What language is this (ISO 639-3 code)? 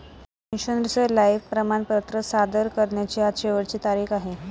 mar